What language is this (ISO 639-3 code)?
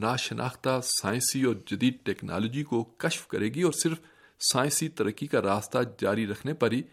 urd